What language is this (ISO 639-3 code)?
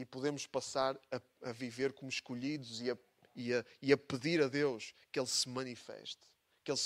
por